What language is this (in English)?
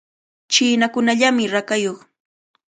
Cajatambo North Lima Quechua